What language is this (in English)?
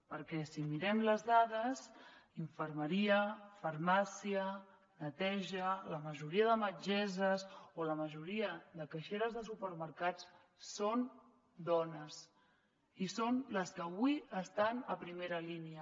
Catalan